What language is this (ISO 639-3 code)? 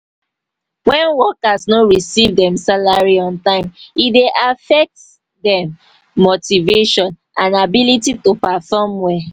pcm